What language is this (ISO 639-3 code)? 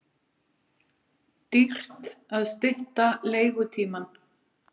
isl